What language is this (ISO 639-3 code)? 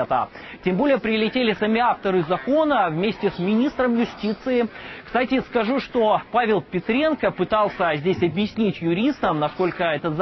rus